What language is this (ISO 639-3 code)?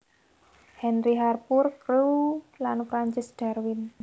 jav